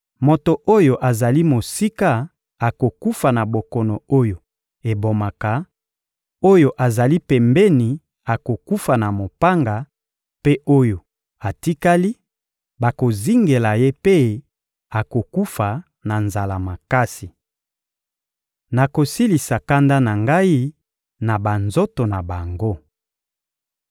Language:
Lingala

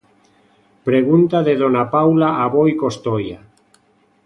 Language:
Galician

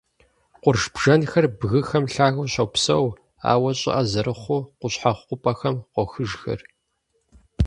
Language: Kabardian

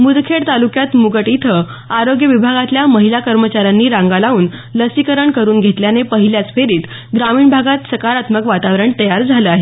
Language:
Marathi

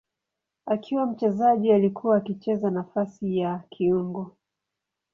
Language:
Swahili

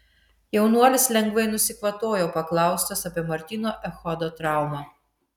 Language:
Lithuanian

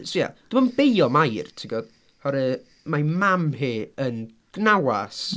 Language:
Welsh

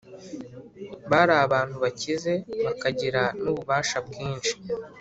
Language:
Kinyarwanda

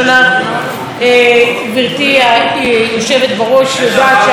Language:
Hebrew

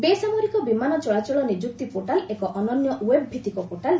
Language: Odia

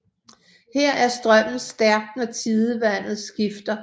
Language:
Danish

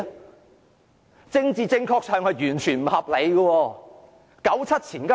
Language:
Cantonese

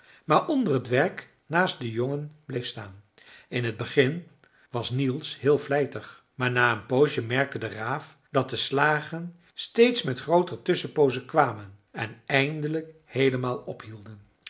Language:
Dutch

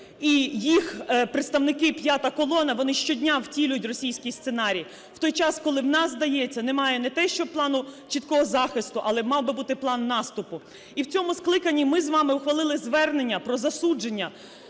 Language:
Ukrainian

